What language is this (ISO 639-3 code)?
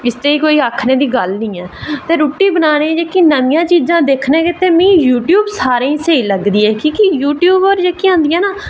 doi